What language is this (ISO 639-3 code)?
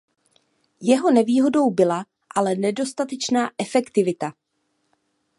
ces